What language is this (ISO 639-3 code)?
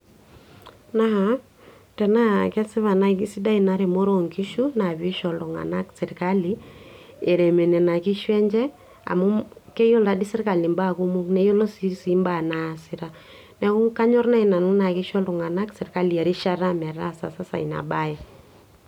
mas